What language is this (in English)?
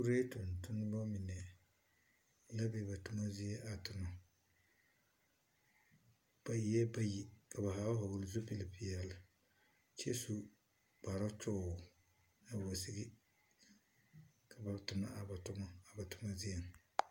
Southern Dagaare